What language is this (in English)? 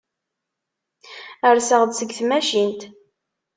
Kabyle